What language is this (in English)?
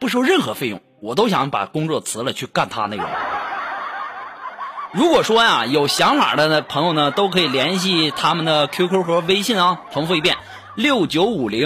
Chinese